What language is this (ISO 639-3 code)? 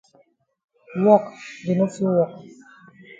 wes